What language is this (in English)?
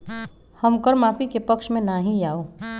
Magahi